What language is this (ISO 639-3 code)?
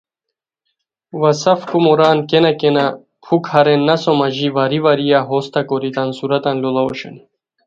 khw